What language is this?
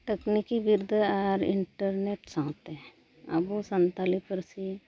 Santali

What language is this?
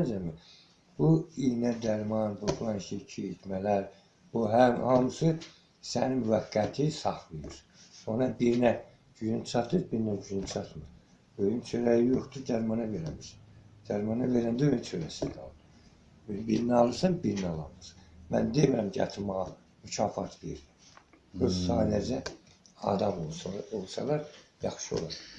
Azerbaijani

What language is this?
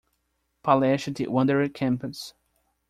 Portuguese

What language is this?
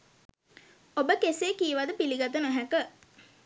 Sinhala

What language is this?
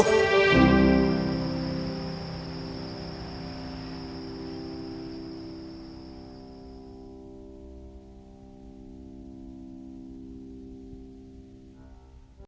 Indonesian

